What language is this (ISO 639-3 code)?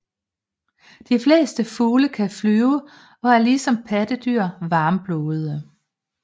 dan